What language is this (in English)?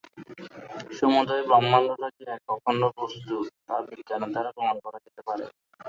Bangla